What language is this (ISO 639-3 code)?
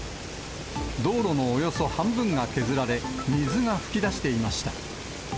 jpn